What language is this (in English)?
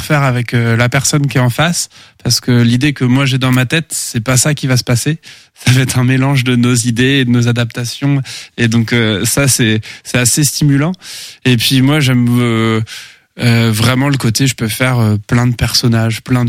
French